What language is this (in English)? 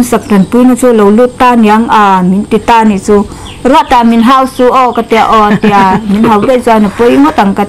Thai